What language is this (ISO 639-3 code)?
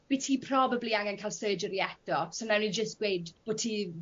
cym